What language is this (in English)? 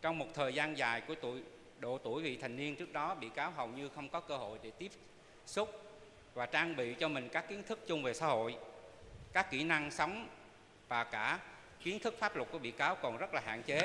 Vietnamese